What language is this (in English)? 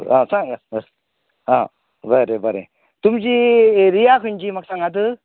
Konkani